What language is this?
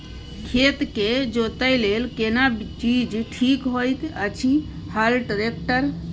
Maithili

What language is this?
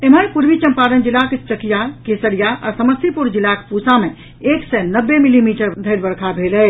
Maithili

